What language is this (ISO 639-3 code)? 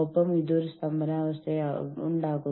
mal